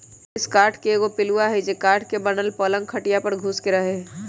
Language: Magahi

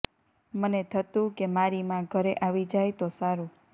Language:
Gujarati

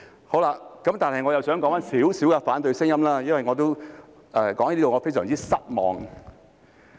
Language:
Cantonese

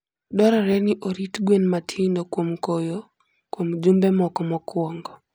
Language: Luo (Kenya and Tanzania)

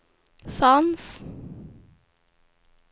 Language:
Swedish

